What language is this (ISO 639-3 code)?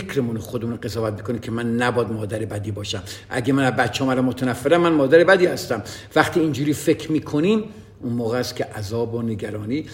fas